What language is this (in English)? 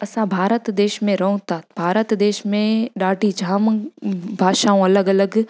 Sindhi